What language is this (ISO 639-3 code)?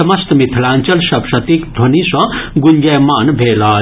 mai